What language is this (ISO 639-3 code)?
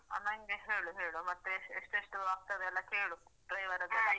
kan